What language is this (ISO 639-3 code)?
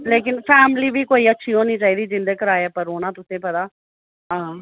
doi